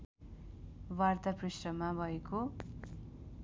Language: Nepali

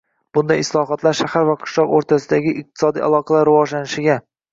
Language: Uzbek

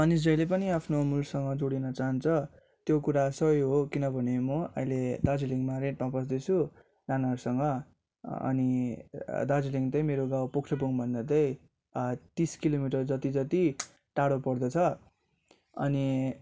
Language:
Nepali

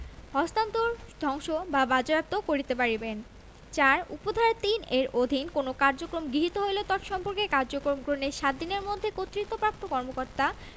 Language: Bangla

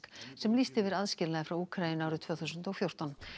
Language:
Icelandic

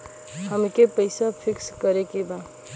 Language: Bhojpuri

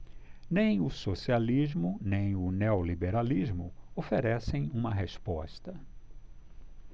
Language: Portuguese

